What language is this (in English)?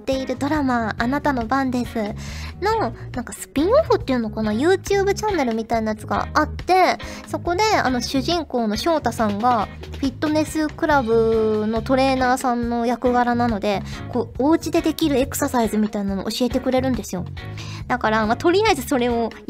Japanese